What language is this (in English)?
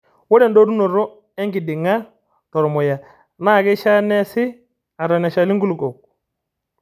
Masai